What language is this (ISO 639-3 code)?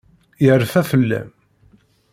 kab